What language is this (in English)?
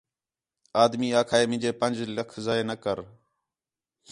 Khetrani